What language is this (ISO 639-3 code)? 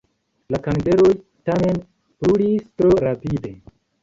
epo